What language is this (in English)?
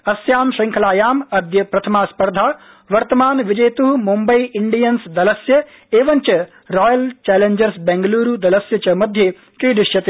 Sanskrit